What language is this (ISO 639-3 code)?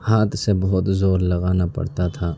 urd